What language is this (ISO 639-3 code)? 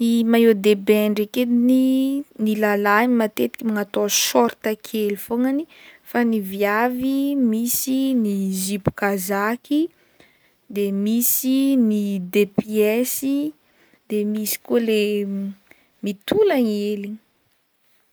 bmm